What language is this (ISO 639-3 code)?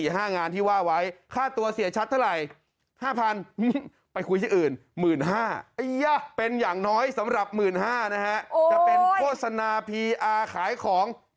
tha